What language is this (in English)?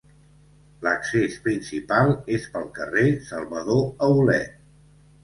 Catalan